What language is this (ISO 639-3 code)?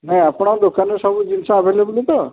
ori